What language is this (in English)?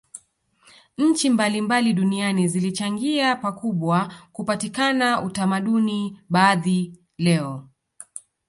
Swahili